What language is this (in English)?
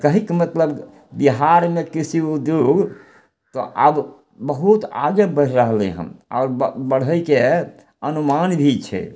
Maithili